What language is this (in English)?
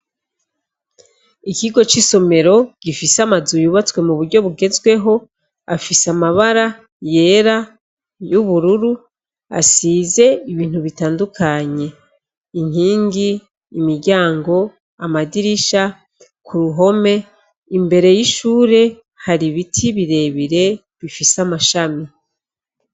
Rundi